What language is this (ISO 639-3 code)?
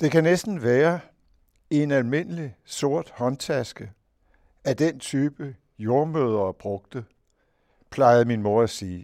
dan